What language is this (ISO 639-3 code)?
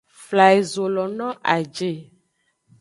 ajg